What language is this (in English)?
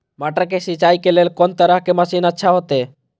Maithili